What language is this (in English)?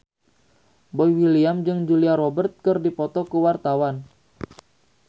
Sundanese